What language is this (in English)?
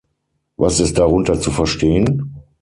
German